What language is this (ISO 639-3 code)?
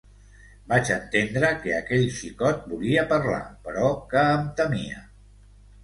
cat